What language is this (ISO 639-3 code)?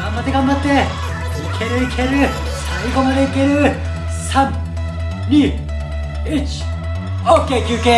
jpn